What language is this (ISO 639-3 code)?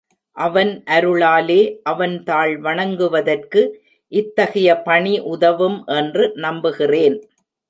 tam